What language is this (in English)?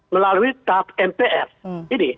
Indonesian